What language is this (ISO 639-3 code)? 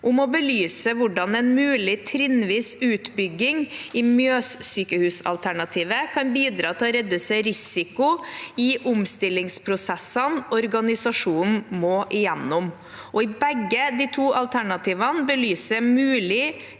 nor